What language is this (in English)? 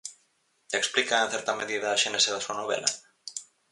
Galician